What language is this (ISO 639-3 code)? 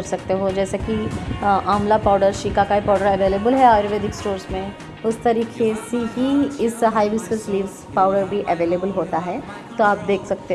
hin